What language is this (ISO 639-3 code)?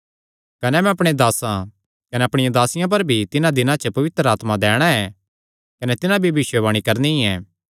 xnr